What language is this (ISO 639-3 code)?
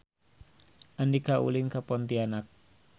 sun